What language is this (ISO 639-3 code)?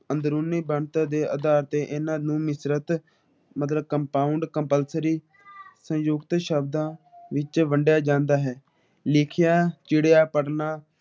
pan